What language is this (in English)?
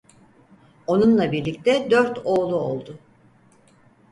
Turkish